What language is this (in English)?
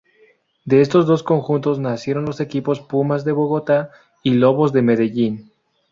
Spanish